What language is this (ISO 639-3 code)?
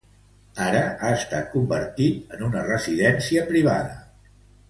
cat